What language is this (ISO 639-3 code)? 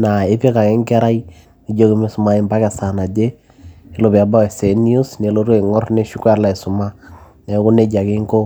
mas